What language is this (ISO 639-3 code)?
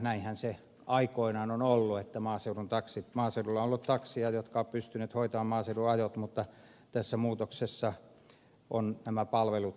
fin